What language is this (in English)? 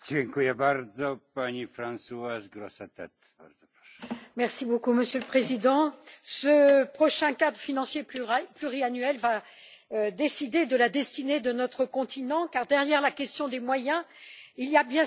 French